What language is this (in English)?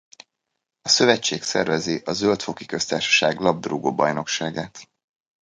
Hungarian